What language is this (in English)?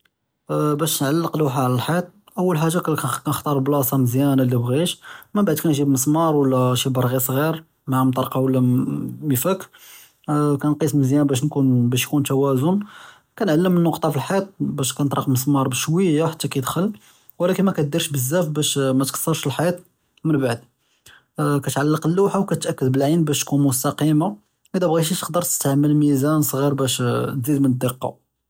Judeo-Arabic